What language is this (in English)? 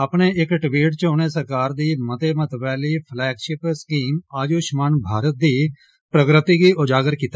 Dogri